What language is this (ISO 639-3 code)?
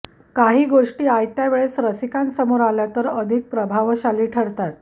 mar